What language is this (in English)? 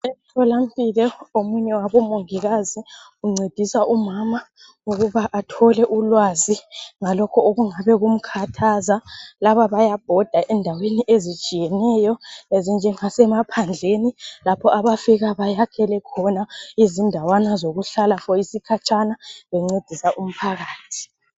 North Ndebele